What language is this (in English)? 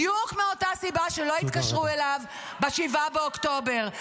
Hebrew